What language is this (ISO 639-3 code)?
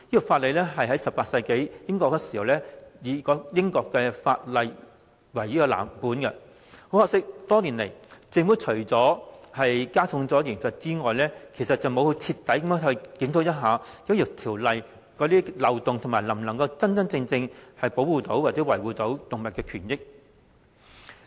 yue